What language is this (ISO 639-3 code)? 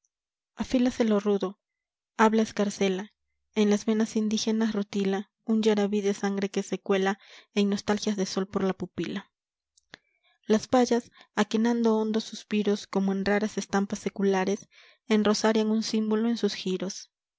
spa